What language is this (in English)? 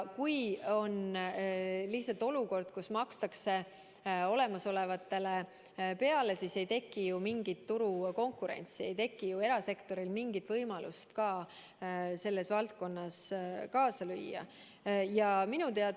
Estonian